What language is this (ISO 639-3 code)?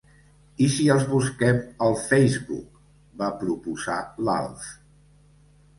cat